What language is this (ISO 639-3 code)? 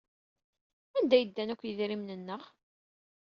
kab